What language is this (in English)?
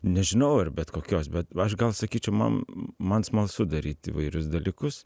Lithuanian